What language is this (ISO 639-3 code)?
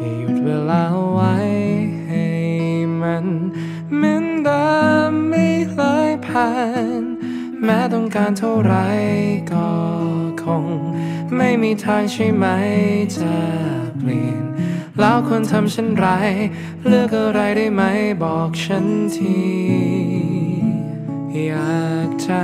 tha